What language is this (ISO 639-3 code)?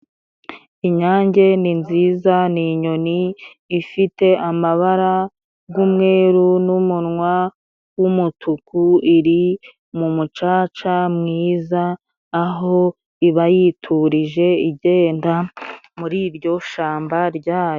kin